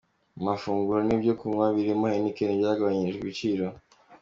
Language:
Kinyarwanda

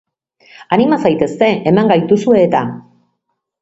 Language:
Basque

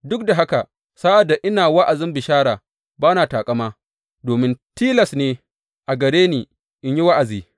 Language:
Hausa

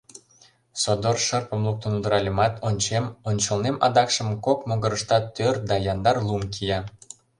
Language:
Mari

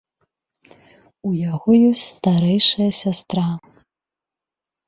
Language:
Belarusian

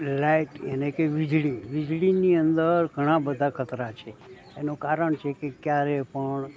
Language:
Gujarati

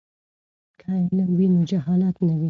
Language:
Pashto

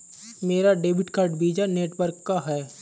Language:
Hindi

